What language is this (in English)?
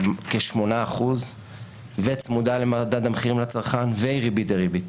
Hebrew